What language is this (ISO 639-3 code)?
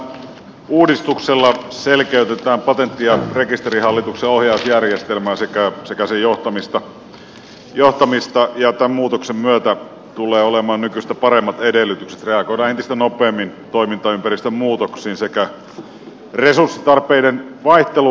fin